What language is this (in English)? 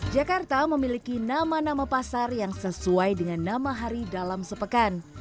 Indonesian